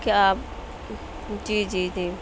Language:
Urdu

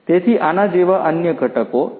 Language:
Gujarati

